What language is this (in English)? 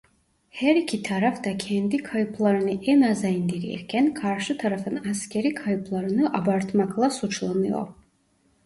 Turkish